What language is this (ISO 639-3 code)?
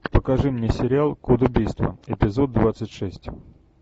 rus